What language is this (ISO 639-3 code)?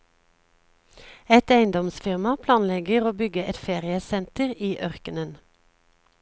nor